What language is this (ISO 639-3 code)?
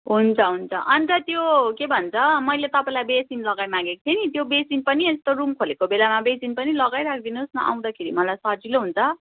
nep